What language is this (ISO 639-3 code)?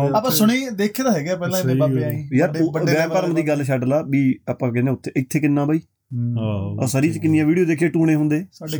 pan